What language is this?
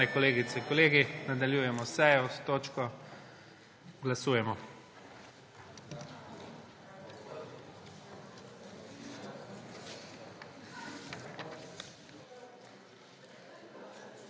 Slovenian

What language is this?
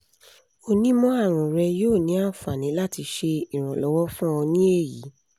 Yoruba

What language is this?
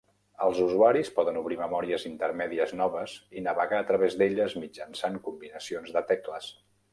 Catalan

